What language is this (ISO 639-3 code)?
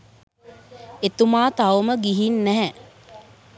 sin